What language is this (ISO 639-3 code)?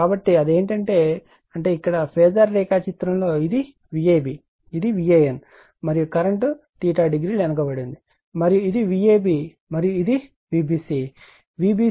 tel